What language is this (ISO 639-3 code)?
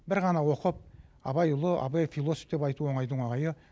kaz